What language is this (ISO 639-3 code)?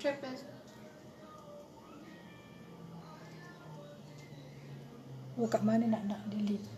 msa